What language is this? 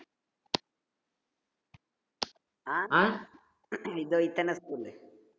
Tamil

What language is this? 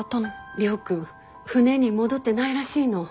Japanese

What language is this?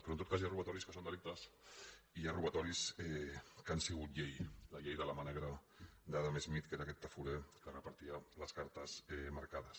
Catalan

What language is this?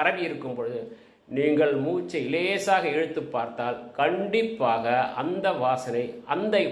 Tamil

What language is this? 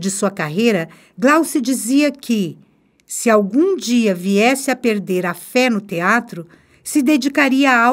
Portuguese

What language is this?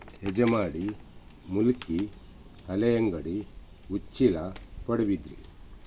Kannada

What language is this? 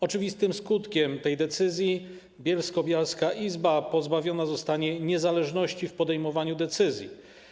Polish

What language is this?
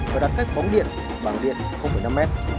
Vietnamese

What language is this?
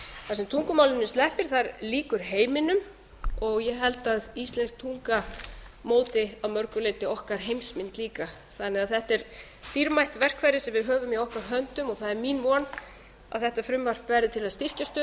Icelandic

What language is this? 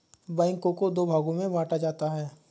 Hindi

